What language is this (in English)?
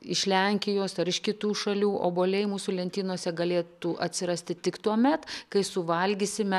Lithuanian